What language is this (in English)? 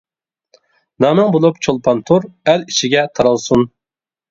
Uyghur